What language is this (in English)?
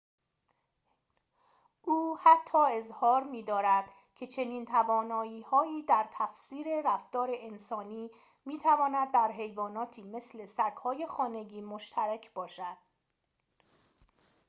Persian